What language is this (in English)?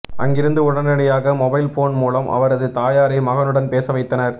Tamil